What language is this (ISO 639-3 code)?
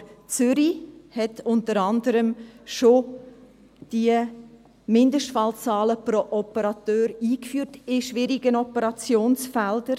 gsw